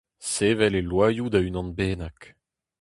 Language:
Breton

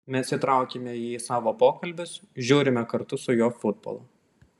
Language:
Lithuanian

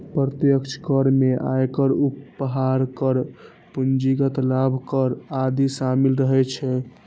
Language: Maithili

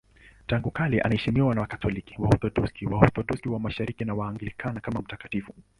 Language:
Swahili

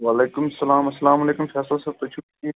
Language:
Kashmiri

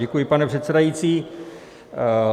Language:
Czech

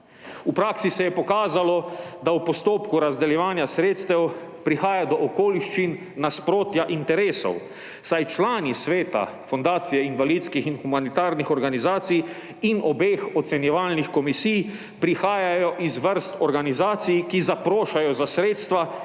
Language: Slovenian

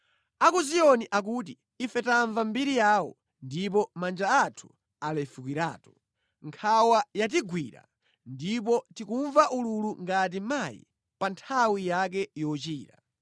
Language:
Nyanja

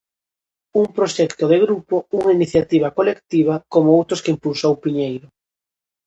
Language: Galician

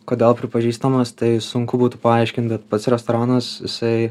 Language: Lithuanian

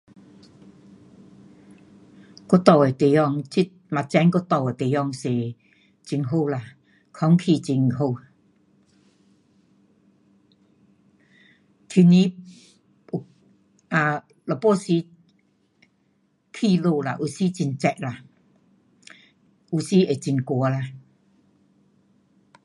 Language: Pu-Xian Chinese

